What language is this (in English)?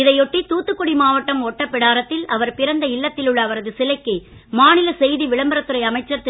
Tamil